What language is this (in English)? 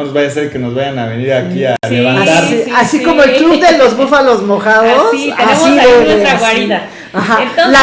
Spanish